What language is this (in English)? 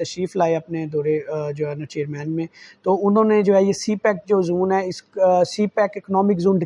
Urdu